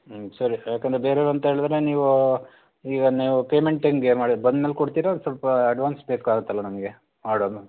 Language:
Kannada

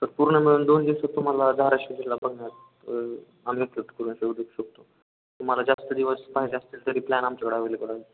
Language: Marathi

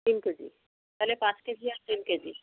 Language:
Bangla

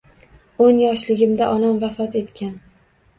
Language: Uzbek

